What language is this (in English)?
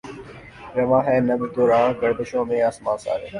Urdu